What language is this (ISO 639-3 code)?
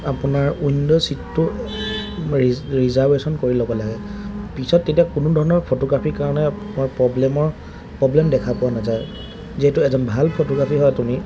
asm